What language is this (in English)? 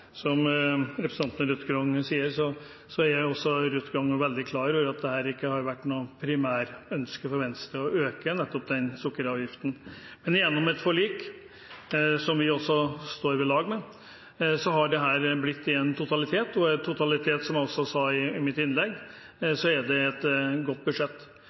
Norwegian Bokmål